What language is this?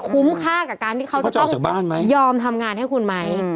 Thai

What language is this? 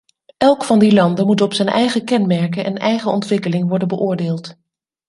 Dutch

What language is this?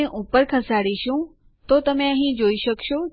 Gujarati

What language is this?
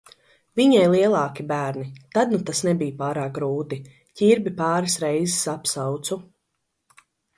Latvian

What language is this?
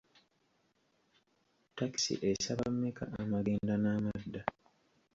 Ganda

